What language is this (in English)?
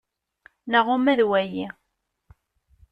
Kabyle